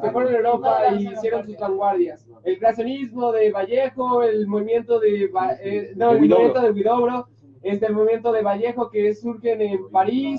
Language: Spanish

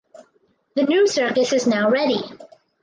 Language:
English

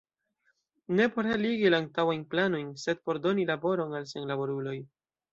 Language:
Esperanto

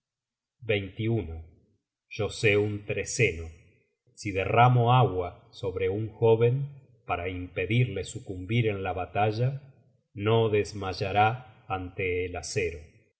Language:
Spanish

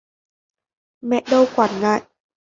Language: Vietnamese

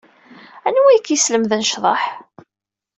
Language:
Kabyle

